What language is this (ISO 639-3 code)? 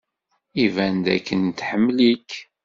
kab